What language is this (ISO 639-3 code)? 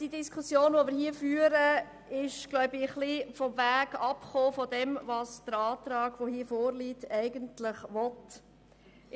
gsw